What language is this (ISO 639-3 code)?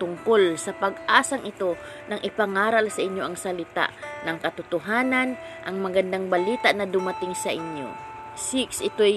fil